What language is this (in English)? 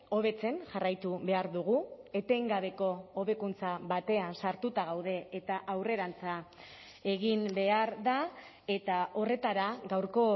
Basque